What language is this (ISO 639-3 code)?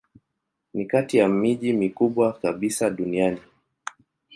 swa